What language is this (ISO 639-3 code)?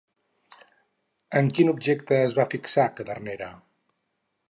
cat